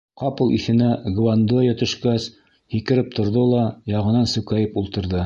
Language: Bashkir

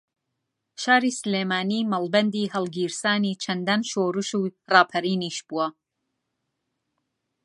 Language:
Central Kurdish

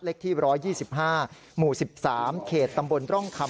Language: Thai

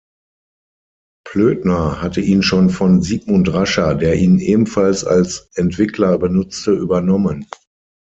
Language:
German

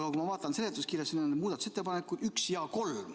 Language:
Estonian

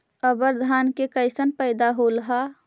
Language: Magahi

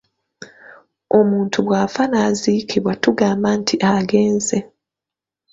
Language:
Ganda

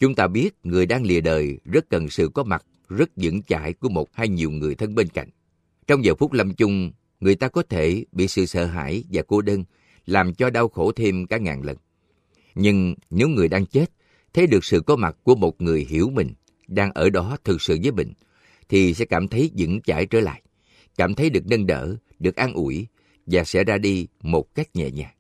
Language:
Vietnamese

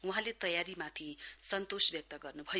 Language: Nepali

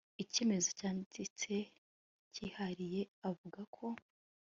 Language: Kinyarwanda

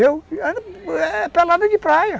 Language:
Portuguese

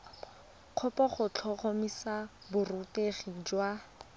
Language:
Tswana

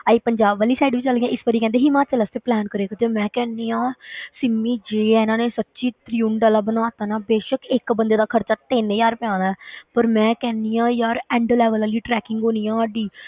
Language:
Punjabi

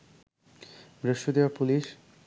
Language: Bangla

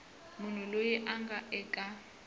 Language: Tsonga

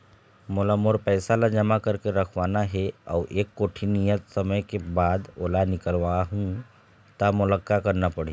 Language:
Chhattisgarhi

